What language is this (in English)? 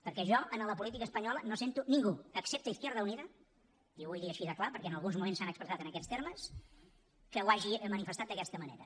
Catalan